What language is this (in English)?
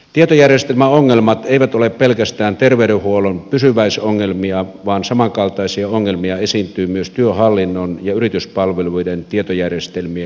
Finnish